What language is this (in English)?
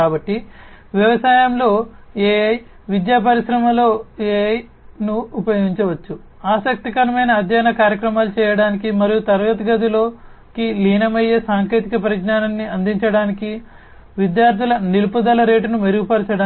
Telugu